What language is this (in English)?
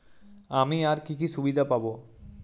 Bangla